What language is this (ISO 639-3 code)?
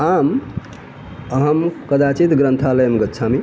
san